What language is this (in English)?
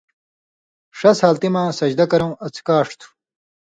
Indus Kohistani